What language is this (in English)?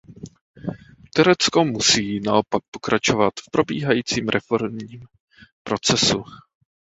Czech